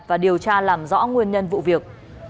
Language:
Vietnamese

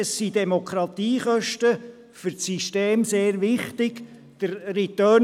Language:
Swiss German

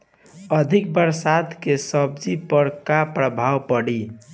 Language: Bhojpuri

